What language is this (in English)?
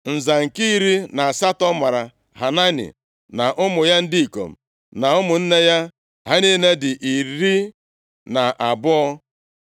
Igbo